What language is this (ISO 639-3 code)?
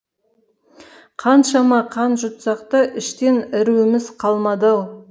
kaz